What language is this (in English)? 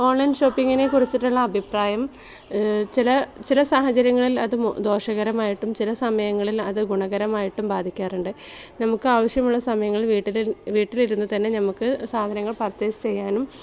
Malayalam